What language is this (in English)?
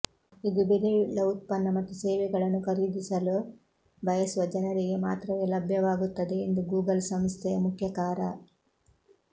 Kannada